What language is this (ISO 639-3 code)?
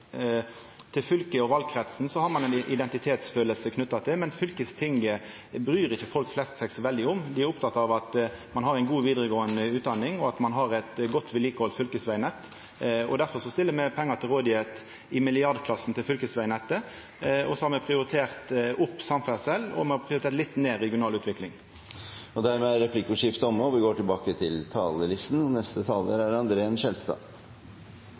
nno